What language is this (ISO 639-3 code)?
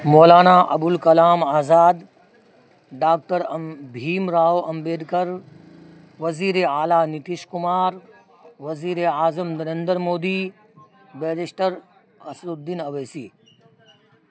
urd